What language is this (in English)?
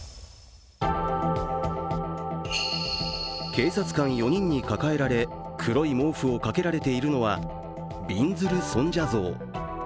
Japanese